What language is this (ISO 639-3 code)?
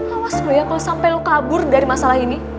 ind